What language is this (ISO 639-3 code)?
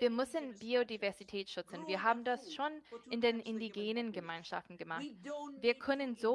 deu